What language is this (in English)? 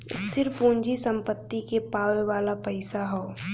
Bhojpuri